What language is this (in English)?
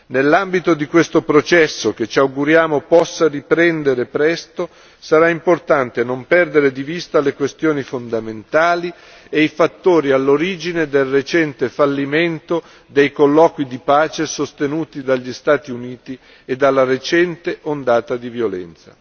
Italian